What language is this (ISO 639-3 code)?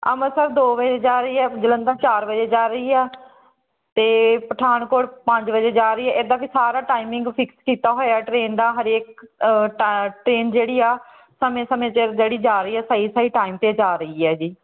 pan